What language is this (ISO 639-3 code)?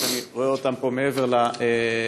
heb